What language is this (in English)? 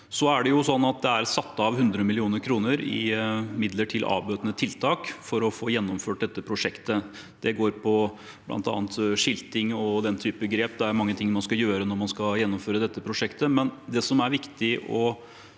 Norwegian